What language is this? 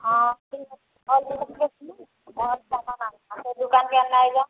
Odia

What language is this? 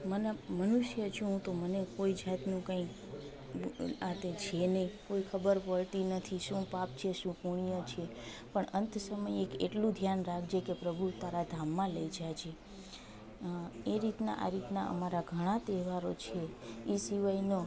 Gujarati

